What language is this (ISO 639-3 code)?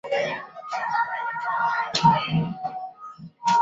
zho